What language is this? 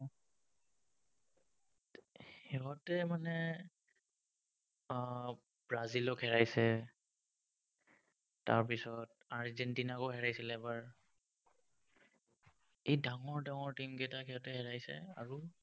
Assamese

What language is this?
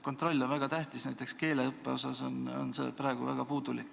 Estonian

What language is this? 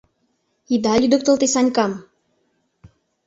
Mari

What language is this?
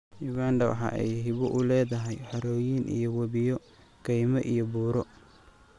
Somali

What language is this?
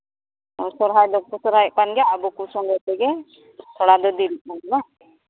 Santali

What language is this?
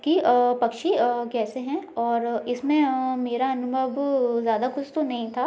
Hindi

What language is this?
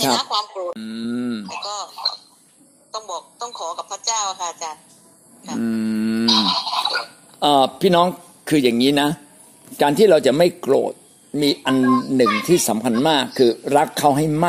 Thai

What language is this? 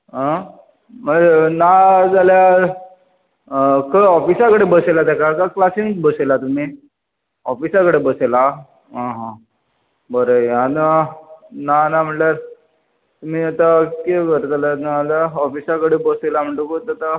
Konkani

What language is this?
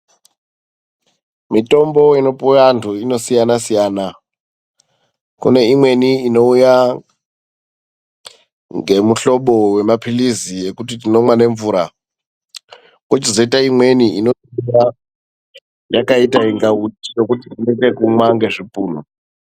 Ndau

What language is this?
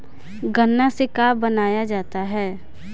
Bhojpuri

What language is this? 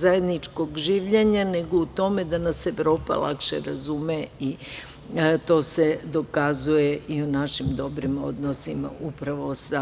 Serbian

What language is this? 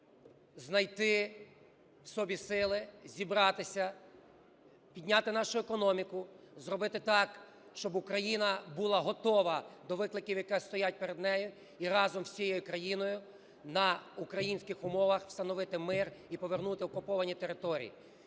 Ukrainian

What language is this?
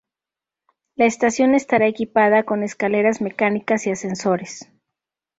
Spanish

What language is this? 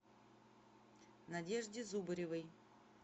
Russian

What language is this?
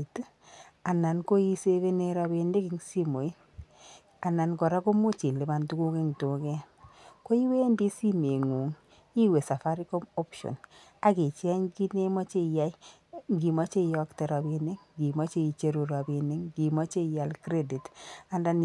Kalenjin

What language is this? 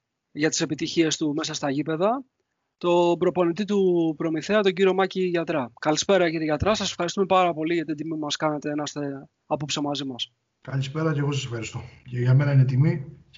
Greek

